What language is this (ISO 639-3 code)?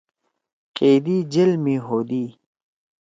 trw